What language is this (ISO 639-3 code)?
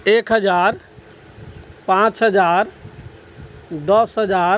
mai